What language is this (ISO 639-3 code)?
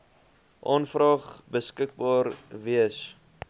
afr